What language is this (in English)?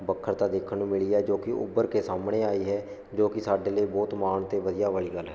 Punjabi